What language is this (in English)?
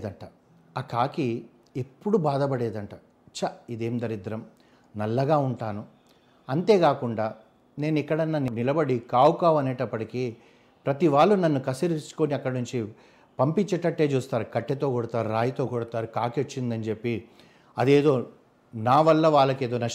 Telugu